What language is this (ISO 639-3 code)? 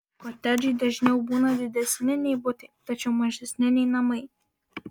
lit